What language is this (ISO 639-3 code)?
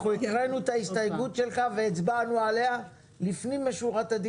heb